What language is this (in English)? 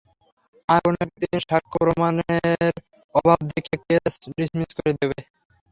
Bangla